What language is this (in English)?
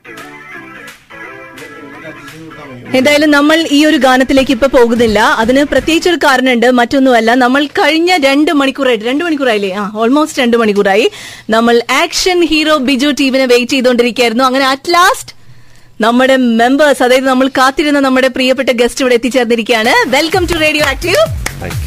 Malayalam